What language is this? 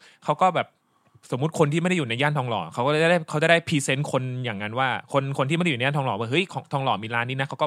Thai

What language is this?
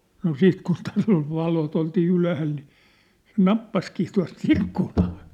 Finnish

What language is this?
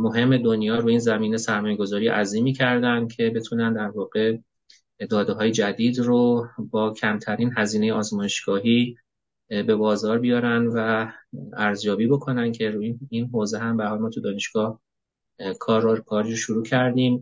Persian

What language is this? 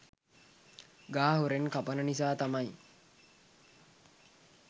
Sinhala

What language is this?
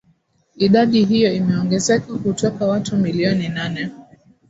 Swahili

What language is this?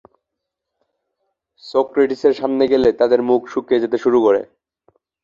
Bangla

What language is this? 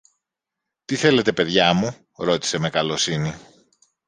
Greek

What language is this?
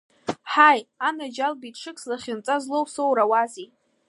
Abkhazian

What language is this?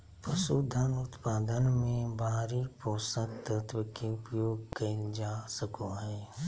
Magahi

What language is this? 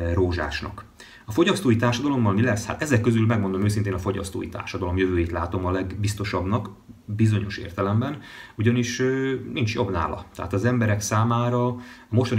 Hungarian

